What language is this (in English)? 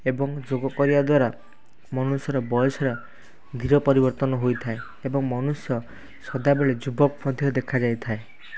Odia